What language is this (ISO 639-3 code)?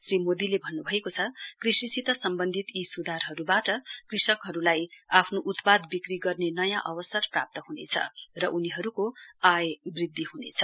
nep